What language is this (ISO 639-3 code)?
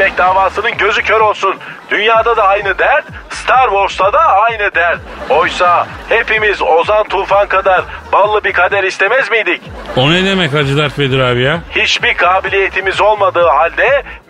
tur